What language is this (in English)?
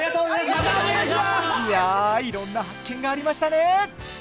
Japanese